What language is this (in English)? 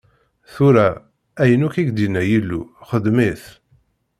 Kabyle